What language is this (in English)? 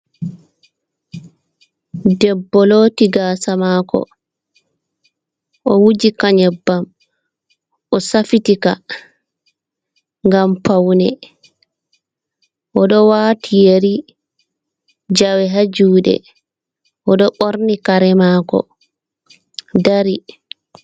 Fula